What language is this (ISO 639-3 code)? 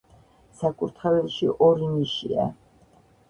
kat